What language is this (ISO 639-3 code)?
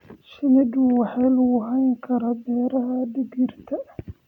som